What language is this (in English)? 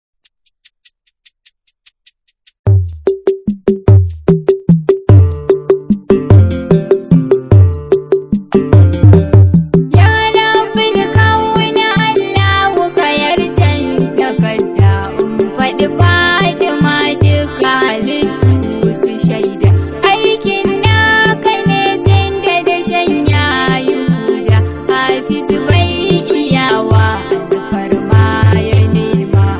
Thai